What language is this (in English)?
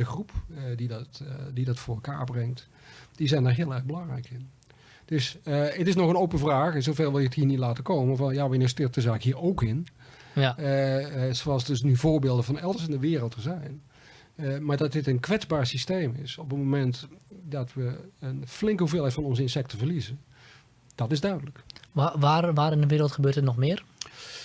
Dutch